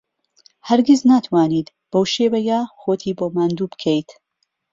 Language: Central Kurdish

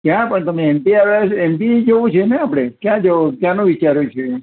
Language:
Gujarati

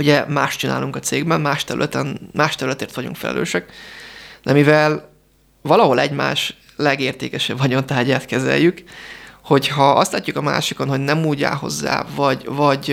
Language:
Hungarian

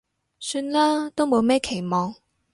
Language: Cantonese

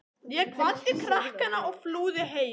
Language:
Icelandic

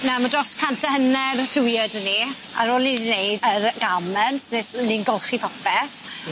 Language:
Welsh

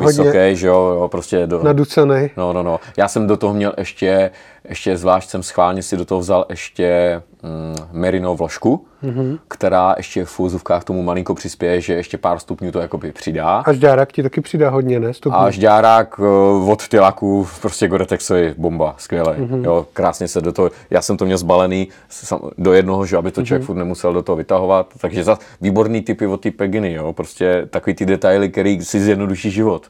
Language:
Czech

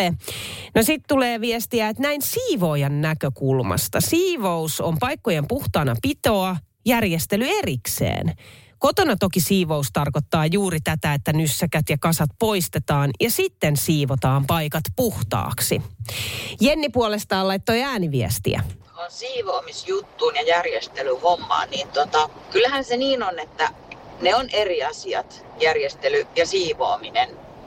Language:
Finnish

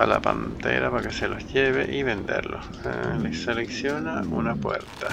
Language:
Spanish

